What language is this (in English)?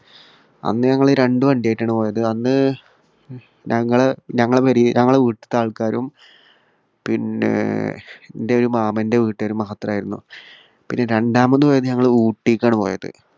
Malayalam